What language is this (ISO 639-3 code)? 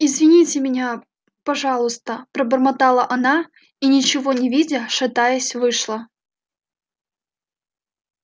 rus